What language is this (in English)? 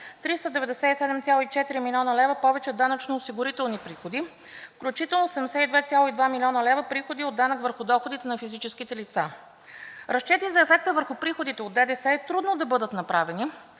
Bulgarian